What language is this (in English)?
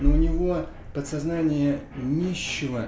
Russian